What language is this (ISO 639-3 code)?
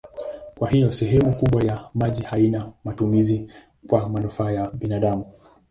swa